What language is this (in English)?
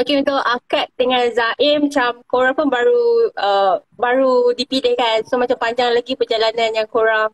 Malay